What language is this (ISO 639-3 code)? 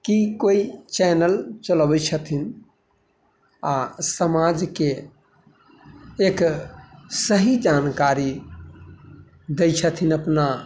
mai